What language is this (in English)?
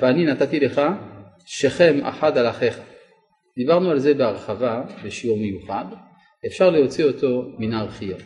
Hebrew